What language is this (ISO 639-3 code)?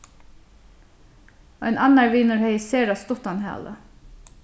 fao